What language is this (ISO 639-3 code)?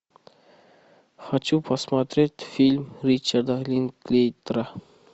rus